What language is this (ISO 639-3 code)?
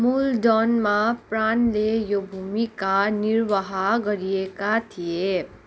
nep